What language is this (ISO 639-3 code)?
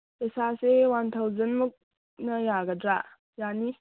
mni